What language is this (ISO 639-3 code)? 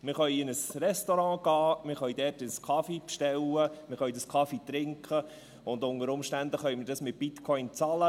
gsw